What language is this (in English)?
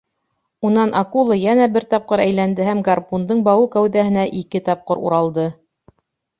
Bashkir